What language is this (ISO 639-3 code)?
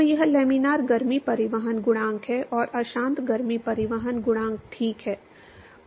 hin